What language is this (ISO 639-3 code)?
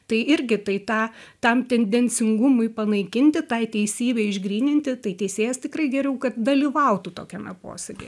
lit